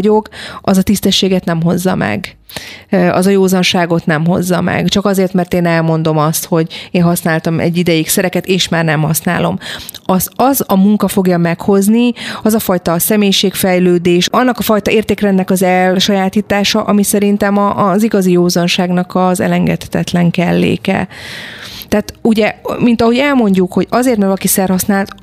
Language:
Hungarian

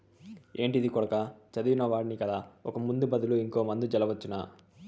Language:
Telugu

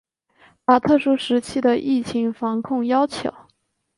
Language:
Chinese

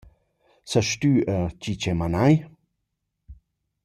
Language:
Romansh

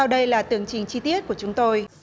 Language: Vietnamese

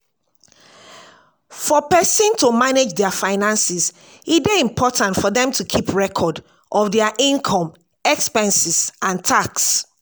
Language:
Nigerian Pidgin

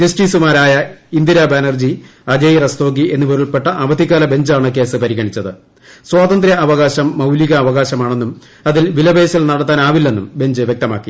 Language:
Malayalam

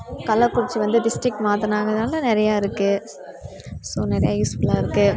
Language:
Tamil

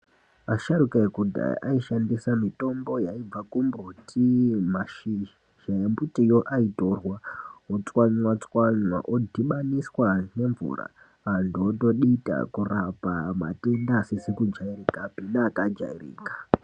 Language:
Ndau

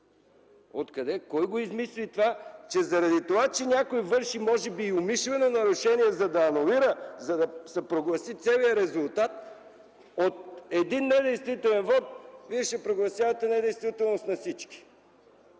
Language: Bulgarian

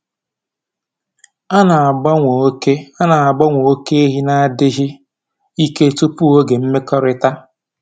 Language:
Igbo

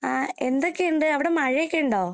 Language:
Malayalam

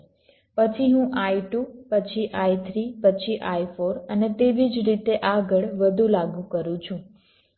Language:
Gujarati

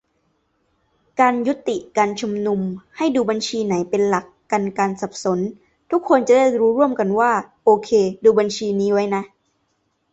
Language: Thai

